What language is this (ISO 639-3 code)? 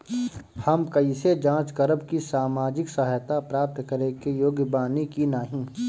bho